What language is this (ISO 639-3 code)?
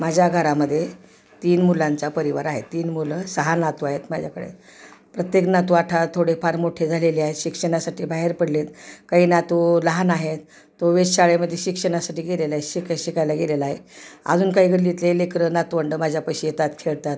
mar